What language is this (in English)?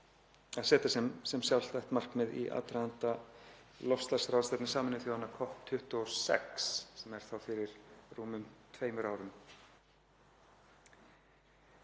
Icelandic